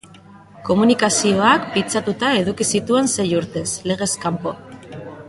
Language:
Basque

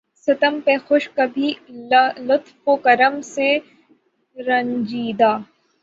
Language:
Urdu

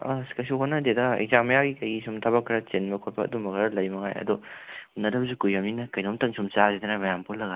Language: Manipuri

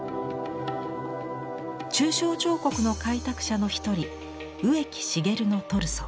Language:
Japanese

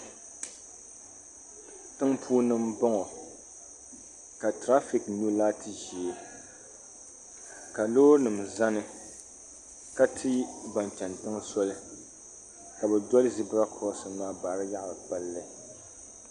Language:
Dagbani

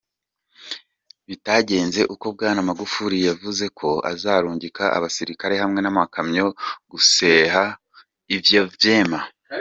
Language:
Kinyarwanda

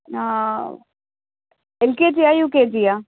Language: Telugu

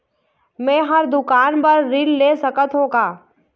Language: Chhattisgarhi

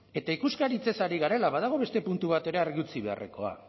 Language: Basque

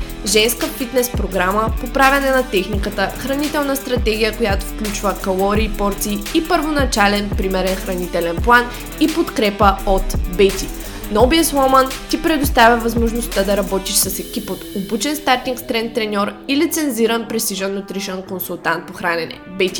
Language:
Bulgarian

